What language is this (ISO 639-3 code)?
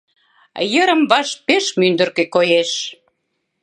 chm